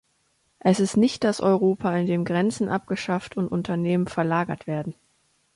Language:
German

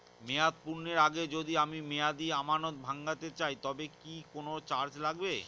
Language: Bangla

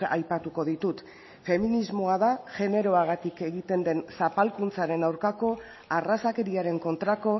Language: Basque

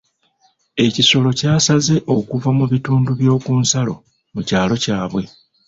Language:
Ganda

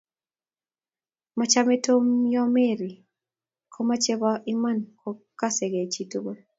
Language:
Kalenjin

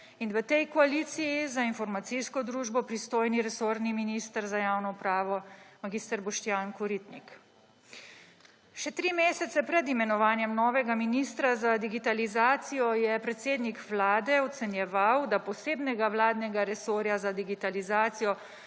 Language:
Slovenian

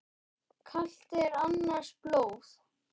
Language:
Icelandic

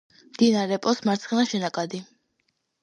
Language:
Georgian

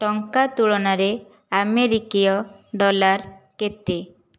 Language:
Odia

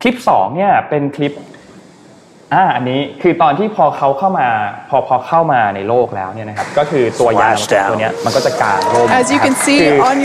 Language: Thai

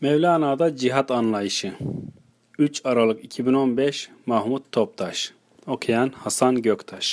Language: Turkish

